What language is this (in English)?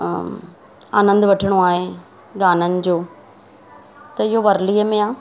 Sindhi